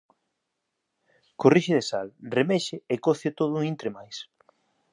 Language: Galician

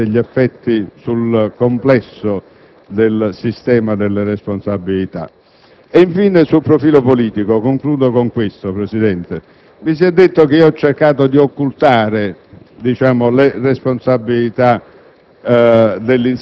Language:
Italian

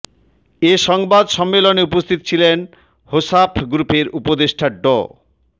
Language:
Bangla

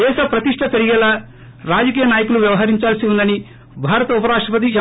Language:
Telugu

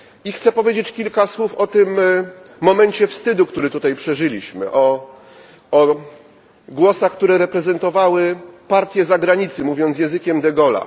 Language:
Polish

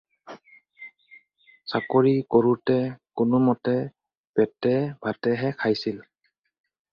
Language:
Assamese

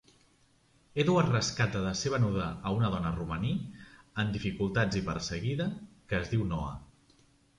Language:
Catalan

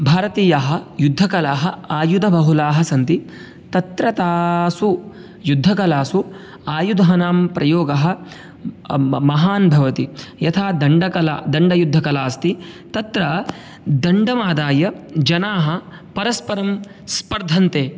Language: Sanskrit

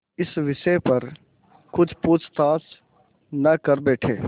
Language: Hindi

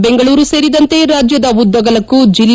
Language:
Kannada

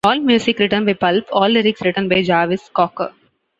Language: English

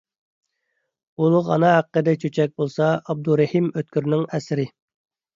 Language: Uyghur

